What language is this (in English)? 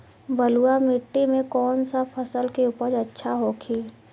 Bhojpuri